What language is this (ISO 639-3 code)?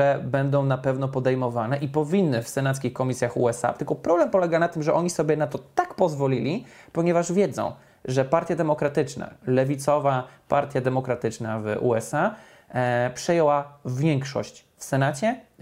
pol